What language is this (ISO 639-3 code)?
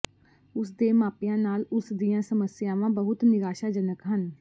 pan